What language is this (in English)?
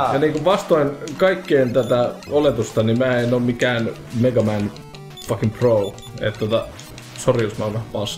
Finnish